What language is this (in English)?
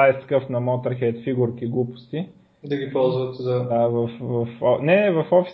Bulgarian